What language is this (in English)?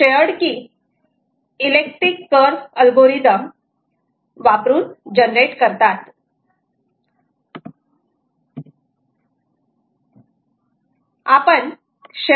Marathi